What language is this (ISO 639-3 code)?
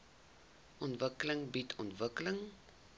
afr